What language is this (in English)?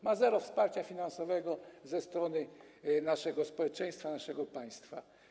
Polish